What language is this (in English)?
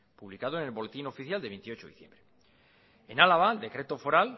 Spanish